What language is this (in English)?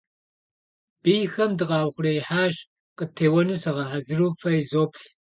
Kabardian